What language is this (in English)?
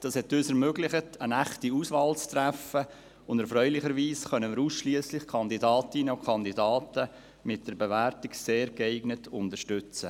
Swiss German